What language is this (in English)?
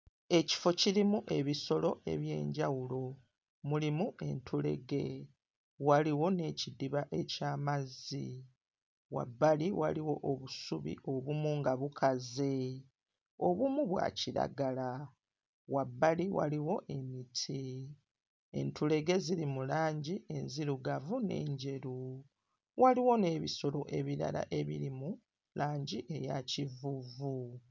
Ganda